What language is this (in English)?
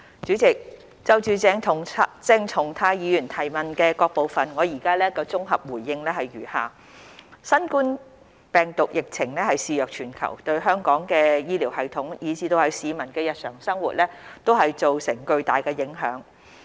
Cantonese